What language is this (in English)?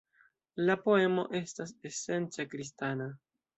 Esperanto